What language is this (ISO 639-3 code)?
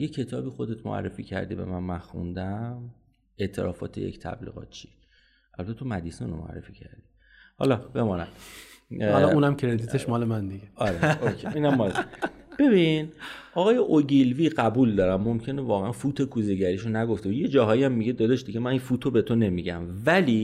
fas